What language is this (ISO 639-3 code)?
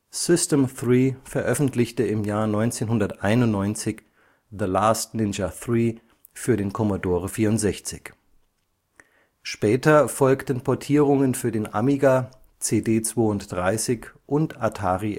deu